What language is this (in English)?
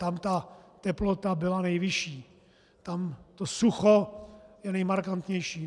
Czech